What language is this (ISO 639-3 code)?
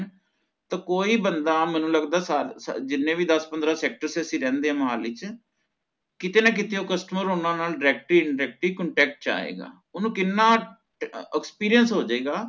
pan